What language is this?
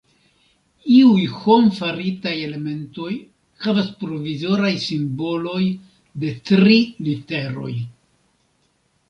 Esperanto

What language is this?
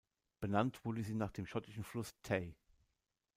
German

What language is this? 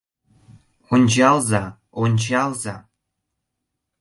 Mari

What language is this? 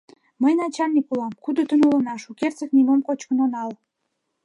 Mari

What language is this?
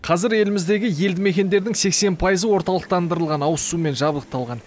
Kazakh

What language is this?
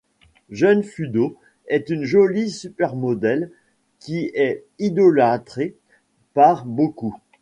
French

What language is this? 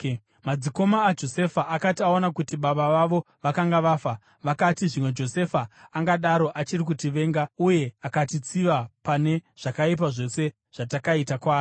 Shona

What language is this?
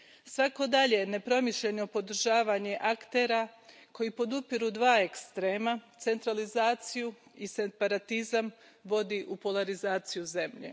Croatian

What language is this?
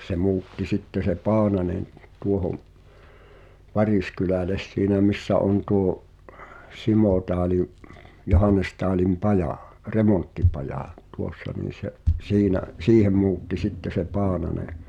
Finnish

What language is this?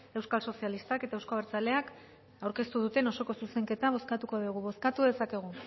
Basque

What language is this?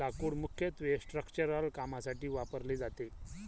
Marathi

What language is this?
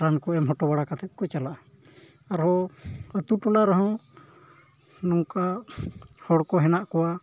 Santali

